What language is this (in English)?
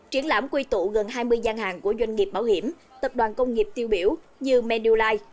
Vietnamese